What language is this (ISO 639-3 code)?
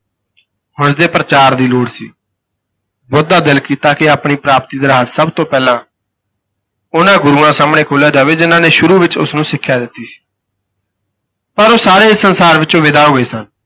pan